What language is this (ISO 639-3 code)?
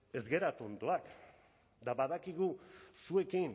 eus